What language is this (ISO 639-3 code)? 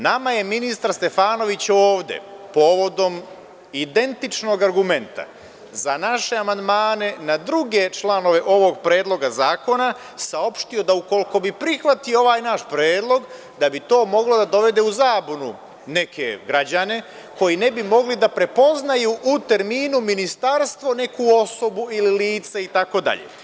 srp